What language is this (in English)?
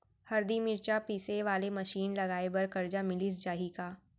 Chhattisgarhi